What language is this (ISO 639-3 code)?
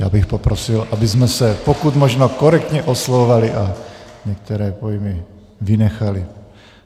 ces